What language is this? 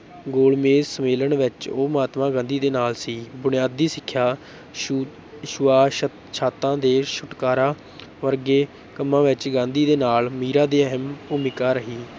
Punjabi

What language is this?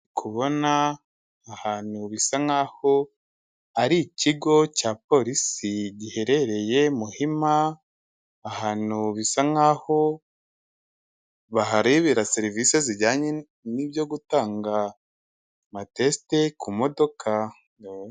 Kinyarwanda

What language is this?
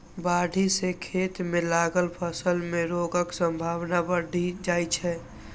Maithili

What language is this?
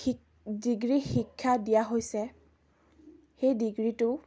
Assamese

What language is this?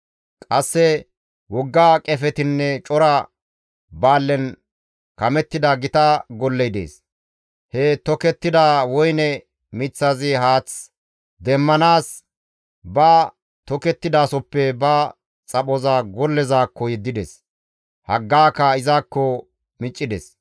Gamo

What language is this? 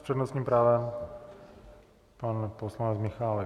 Czech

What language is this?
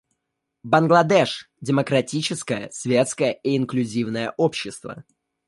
Russian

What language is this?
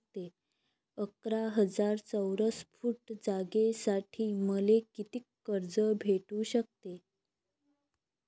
Marathi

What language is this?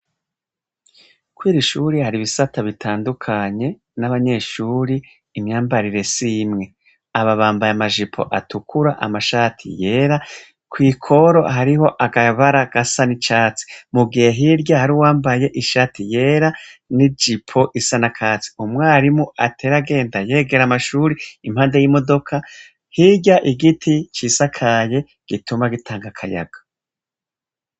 Rundi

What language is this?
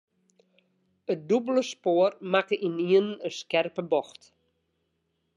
Western Frisian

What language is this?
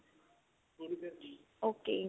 Punjabi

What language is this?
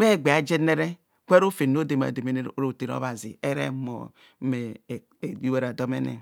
Kohumono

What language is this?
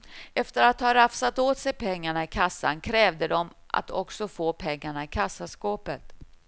Swedish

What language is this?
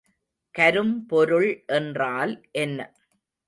Tamil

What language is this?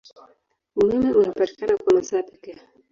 Swahili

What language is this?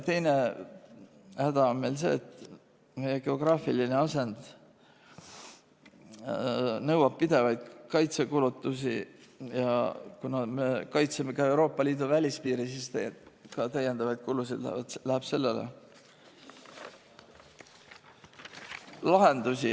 Estonian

